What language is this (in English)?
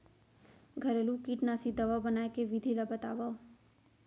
Chhattisgarhi